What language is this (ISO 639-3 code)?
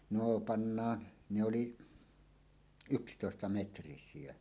fin